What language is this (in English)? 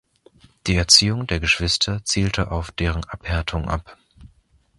German